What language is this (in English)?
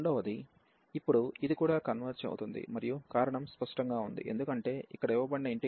Telugu